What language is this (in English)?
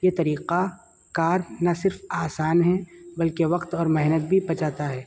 Urdu